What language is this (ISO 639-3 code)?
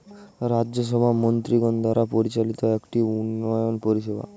ben